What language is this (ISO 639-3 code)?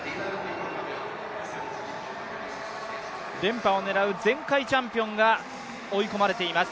jpn